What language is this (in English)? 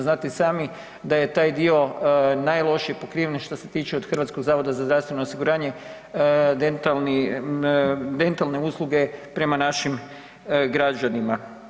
Croatian